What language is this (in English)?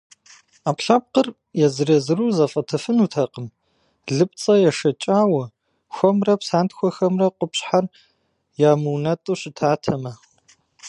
Kabardian